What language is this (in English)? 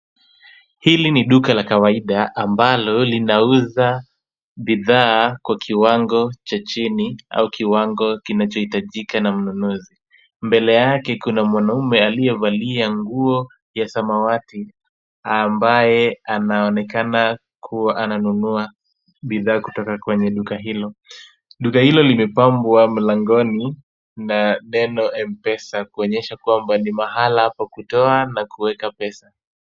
Swahili